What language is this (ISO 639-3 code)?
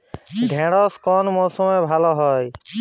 ben